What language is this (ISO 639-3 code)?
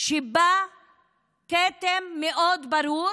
heb